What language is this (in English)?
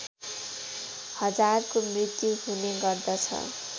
Nepali